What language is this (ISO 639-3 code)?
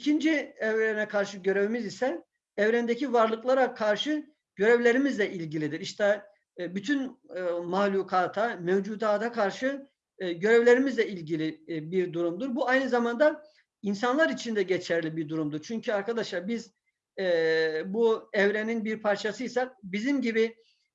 tur